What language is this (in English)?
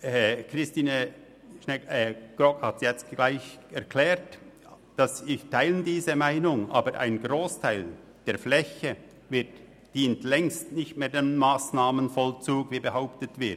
Swiss German